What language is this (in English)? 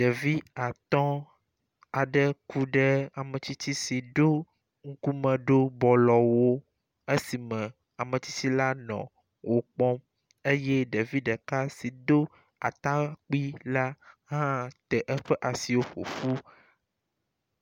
Ewe